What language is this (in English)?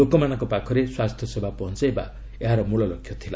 Odia